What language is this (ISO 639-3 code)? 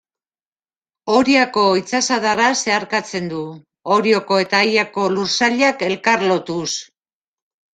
eus